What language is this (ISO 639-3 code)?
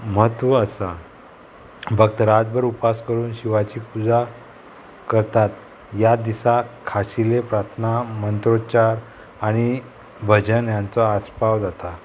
kok